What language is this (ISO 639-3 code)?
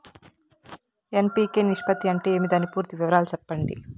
tel